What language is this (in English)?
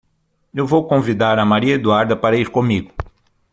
Portuguese